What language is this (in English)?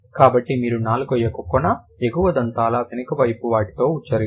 Telugu